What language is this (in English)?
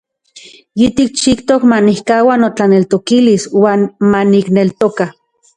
Central Puebla Nahuatl